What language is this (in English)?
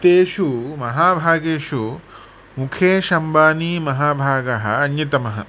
Sanskrit